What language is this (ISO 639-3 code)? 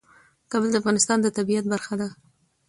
pus